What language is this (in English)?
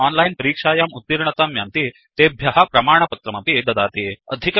Sanskrit